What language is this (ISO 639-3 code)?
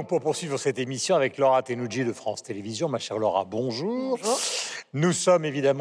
fra